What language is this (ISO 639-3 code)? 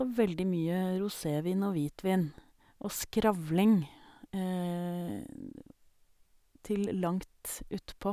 nor